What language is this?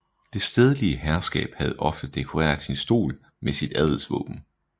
Danish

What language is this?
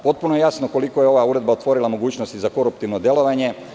Serbian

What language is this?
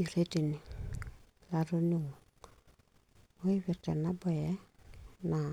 Masai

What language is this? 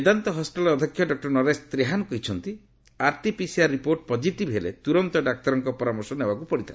Odia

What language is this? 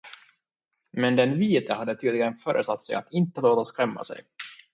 Swedish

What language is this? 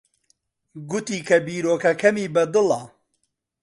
Central Kurdish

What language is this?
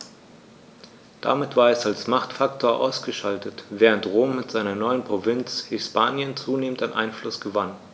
German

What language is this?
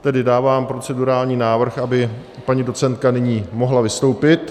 Czech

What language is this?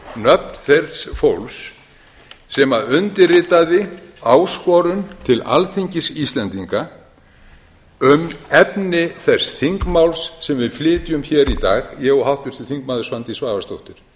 Icelandic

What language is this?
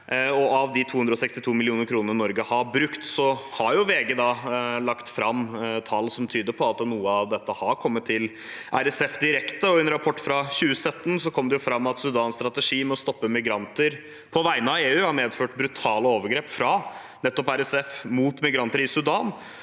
Norwegian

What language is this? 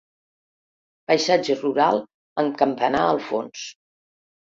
Catalan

